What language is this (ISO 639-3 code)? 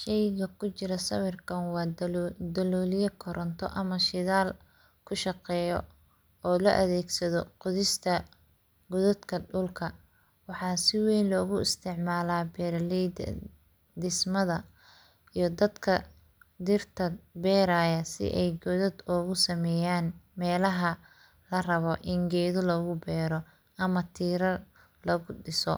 som